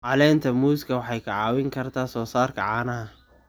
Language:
Somali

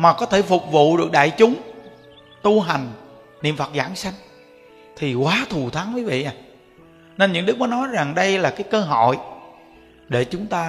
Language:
Vietnamese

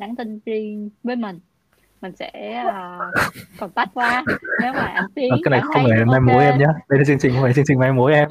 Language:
Vietnamese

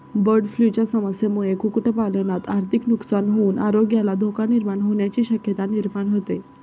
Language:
Marathi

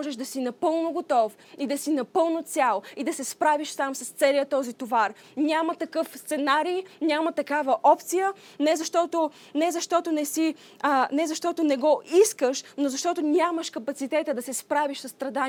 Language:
Bulgarian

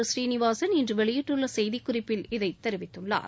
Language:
Tamil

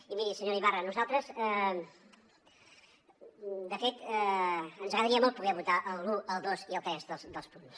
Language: Catalan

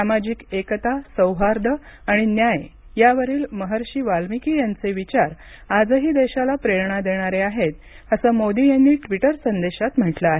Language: Marathi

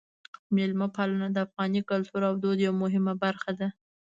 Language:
Pashto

